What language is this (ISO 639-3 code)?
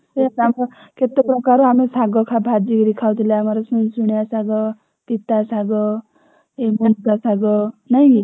ori